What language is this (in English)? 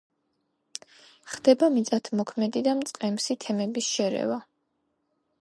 Georgian